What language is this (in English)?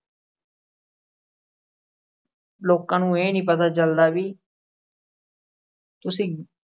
Punjabi